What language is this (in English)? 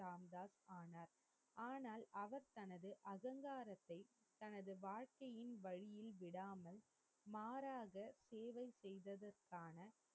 Tamil